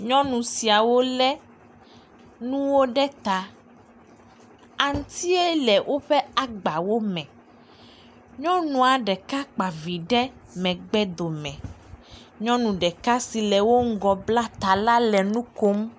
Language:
Ewe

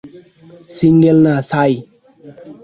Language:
Bangla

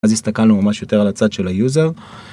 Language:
Hebrew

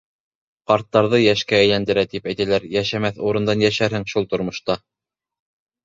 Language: Bashkir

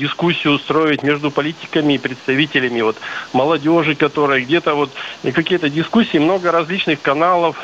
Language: Russian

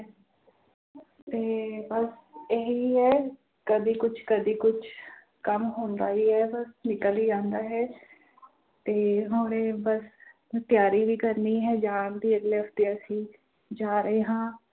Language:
Punjabi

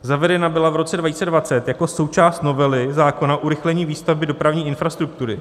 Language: Czech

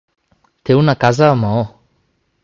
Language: Catalan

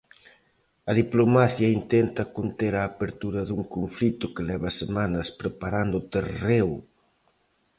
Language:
Galician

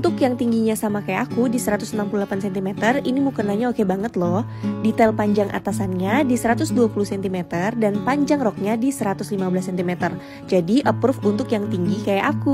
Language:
Indonesian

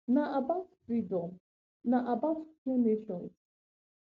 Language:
Nigerian Pidgin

